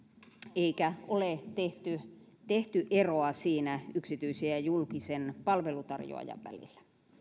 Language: Finnish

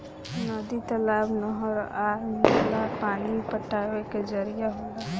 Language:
Bhojpuri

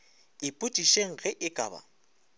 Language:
Northern Sotho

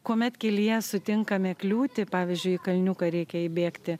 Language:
Lithuanian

